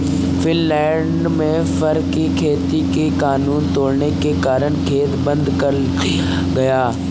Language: Hindi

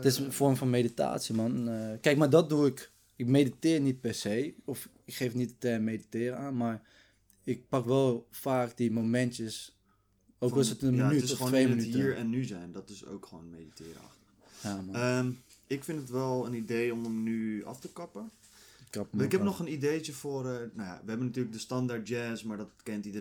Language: Dutch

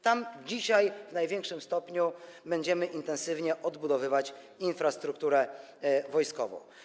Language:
Polish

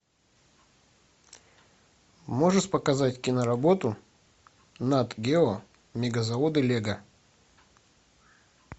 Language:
Russian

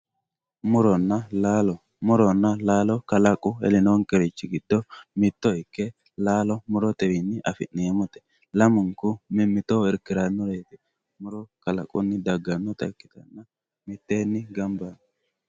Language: Sidamo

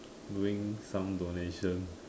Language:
English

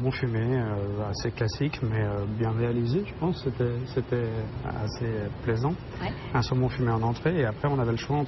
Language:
French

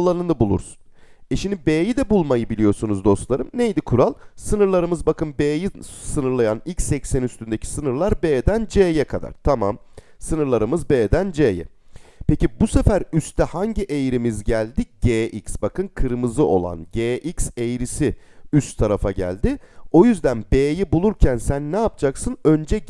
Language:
Turkish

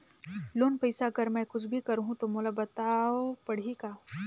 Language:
Chhattisgarhi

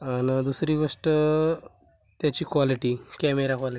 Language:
Marathi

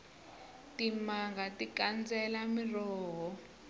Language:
Tsonga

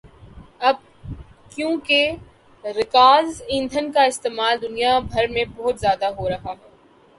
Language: Urdu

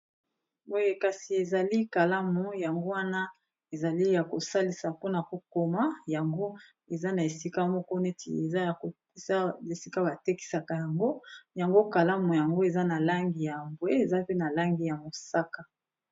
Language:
Lingala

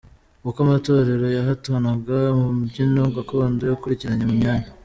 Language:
Kinyarwanda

